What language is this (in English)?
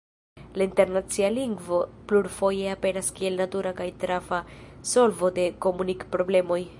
Esperanto